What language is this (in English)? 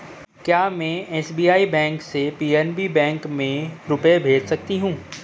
Hindi